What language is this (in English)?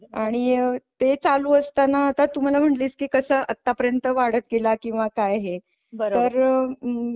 Marathi